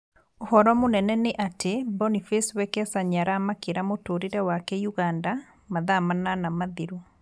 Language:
Kikuyu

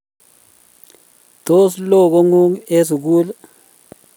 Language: Kalenjin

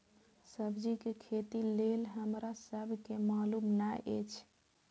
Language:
Maithili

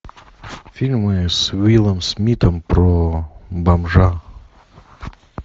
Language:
Russian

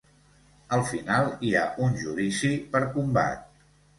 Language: Catalan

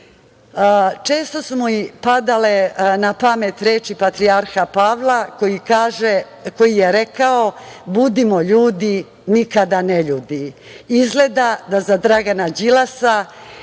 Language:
Serbian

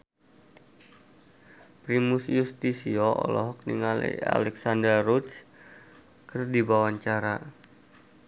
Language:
Sundanese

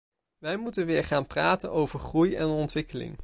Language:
Dutch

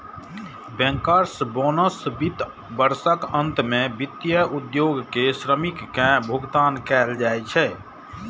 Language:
Maithili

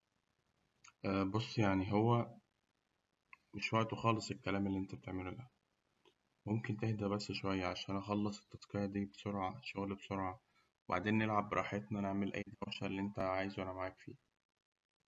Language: Egyptian Arabic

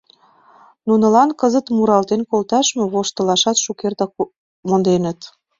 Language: Mari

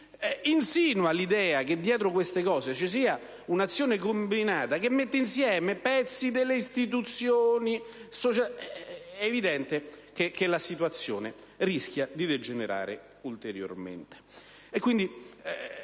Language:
Italian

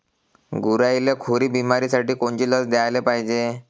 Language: Marathi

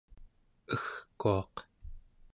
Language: Central Yupik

